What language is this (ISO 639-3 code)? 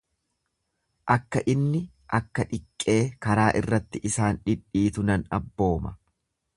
orm